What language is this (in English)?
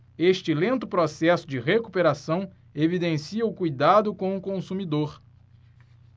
Portuguese